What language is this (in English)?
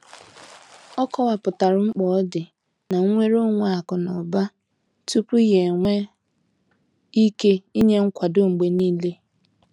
Igbo